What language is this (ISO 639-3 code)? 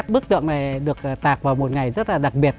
vie